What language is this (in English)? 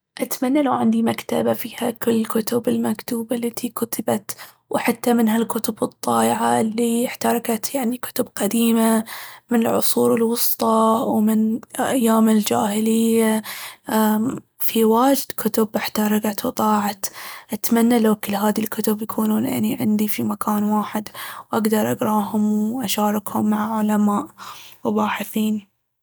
Baharna Arabic